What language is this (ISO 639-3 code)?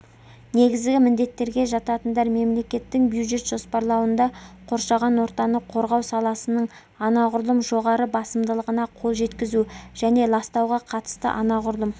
kaz